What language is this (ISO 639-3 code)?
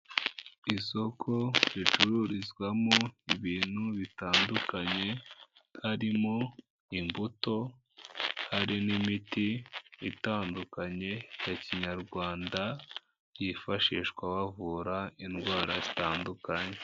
kin